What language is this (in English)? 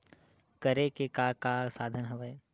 Chhattisgarhi